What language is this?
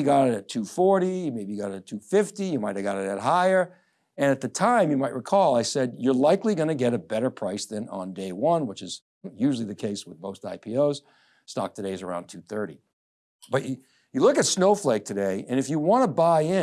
English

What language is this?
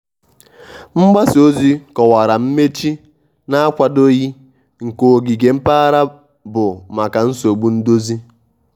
Igbo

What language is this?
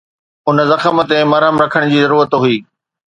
Sindhi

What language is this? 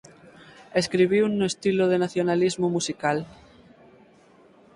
Galician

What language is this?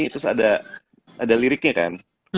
Indonesian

